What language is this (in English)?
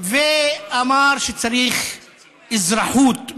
Hebrew